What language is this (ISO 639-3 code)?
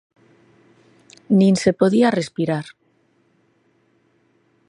glg